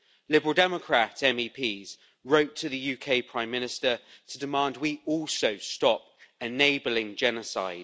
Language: English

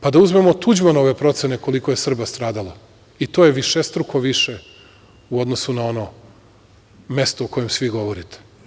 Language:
Serbian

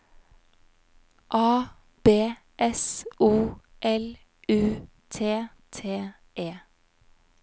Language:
Norwegian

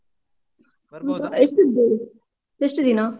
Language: Kannada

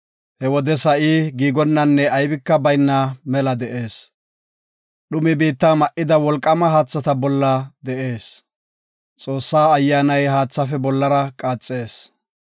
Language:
Gofa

